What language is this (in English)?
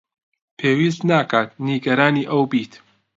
Central Kurdish